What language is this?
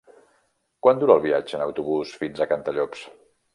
Catalan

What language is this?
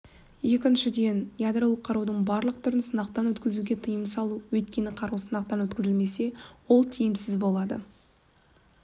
Kazakh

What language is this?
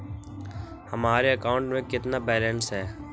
Magahi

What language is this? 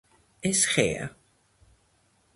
Georgian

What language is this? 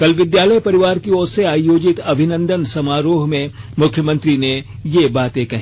Hindi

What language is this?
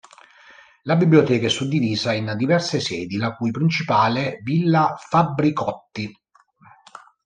Italian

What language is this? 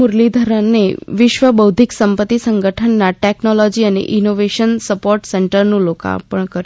Gujarati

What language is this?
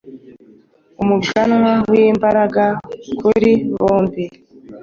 Kinyarwanda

